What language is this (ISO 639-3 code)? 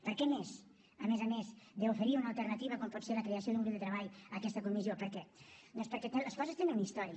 cat